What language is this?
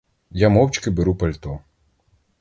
Ukrainian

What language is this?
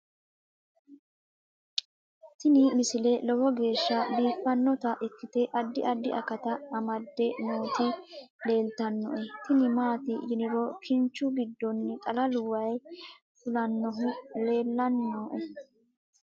Sidamo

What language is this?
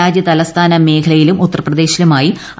Malayalam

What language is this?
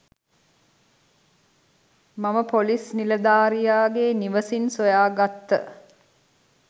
Sinhala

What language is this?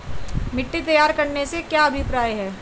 Hindi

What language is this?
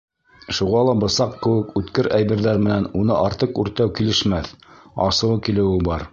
Bashkir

